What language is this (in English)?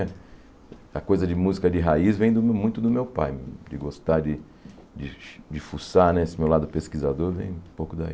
Portuguese